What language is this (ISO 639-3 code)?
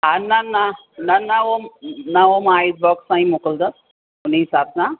snd